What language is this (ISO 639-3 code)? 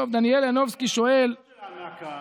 heb